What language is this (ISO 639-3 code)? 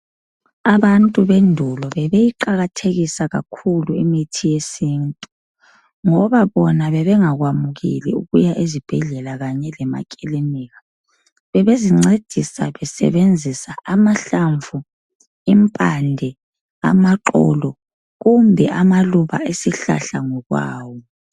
nde